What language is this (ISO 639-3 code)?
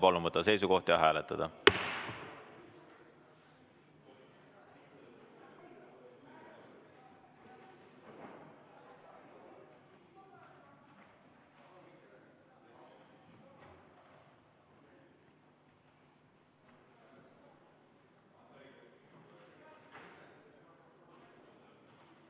est